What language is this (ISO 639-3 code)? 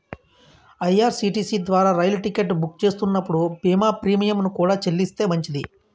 tel